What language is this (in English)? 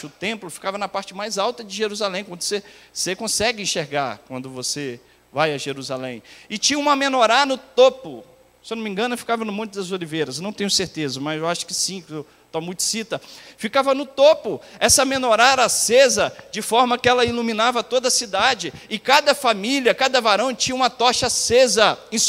Portuguese